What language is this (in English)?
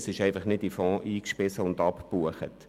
Swiss German